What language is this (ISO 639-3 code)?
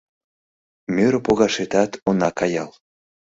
chm